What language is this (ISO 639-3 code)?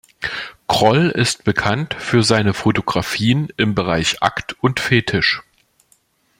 deu